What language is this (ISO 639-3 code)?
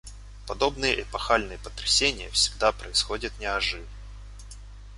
rus